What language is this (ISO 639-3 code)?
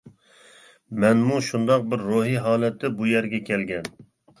uig